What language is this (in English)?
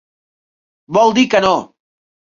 Catalan